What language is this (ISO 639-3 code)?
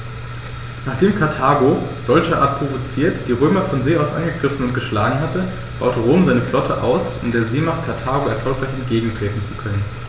deu